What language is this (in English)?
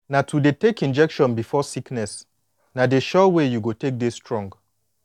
Nigerian Pidgin